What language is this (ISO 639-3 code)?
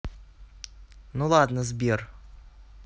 rus